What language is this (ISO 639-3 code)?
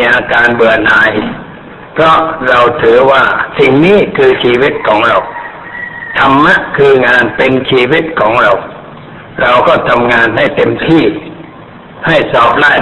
tha